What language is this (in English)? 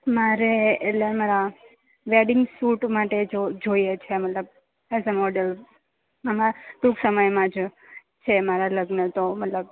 Gujarati